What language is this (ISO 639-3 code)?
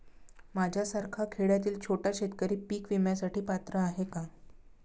mar